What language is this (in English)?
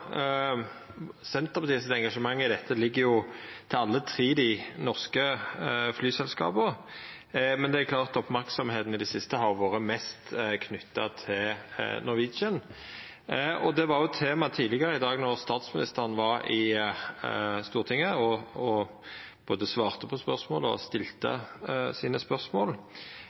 Norwegian Nynorsk